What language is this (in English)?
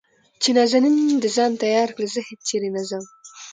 Pashto